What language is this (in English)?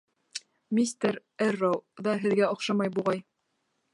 Bashkir